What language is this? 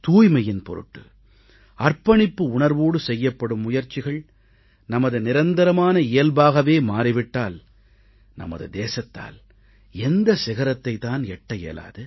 Tamil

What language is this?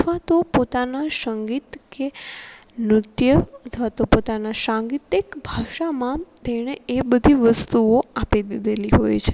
Gujarati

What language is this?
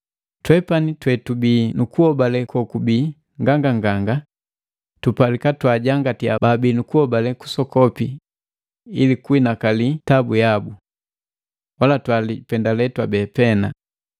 Matengo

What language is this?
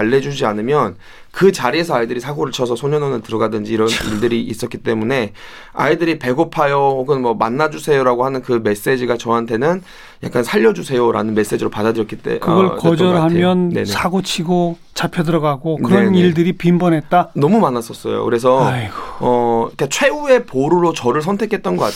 Korean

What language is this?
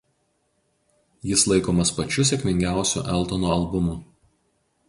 Lithuanian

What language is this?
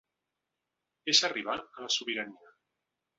Catalan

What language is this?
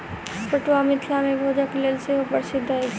Maithili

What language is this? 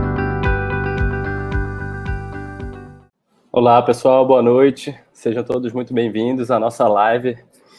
Portuguese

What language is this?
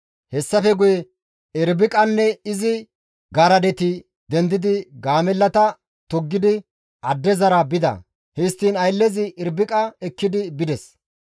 Gamo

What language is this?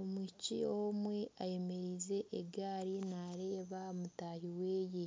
Nyankole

